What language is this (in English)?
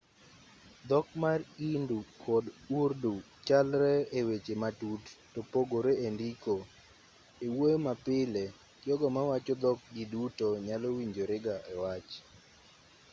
Luo (Kenya and Tanzania)